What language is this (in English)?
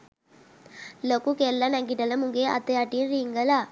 Sinhala